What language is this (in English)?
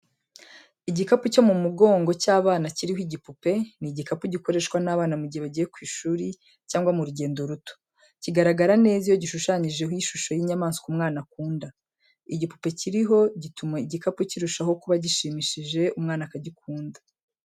Kinyarwanda